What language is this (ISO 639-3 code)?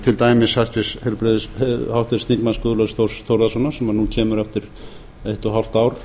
isl